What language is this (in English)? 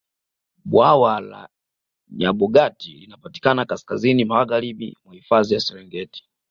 Swahili